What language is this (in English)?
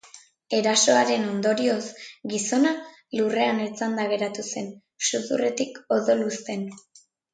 Basque